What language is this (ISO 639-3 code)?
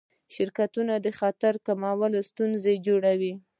pus